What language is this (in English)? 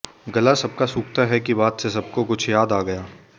Hindi